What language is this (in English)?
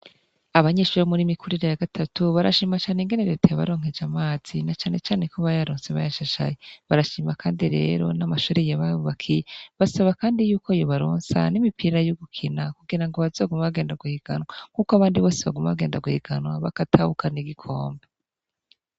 Rundi